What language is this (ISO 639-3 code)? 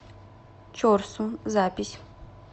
rus